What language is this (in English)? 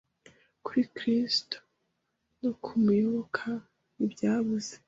Kinyarwanda